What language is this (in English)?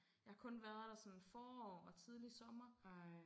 Danish